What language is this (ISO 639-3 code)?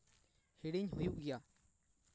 sat